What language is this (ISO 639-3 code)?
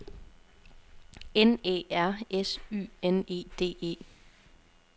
dan